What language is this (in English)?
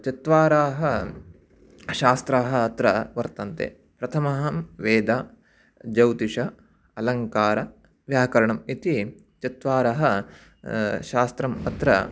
Sanskrit